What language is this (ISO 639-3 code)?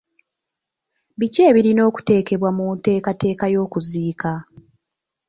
lug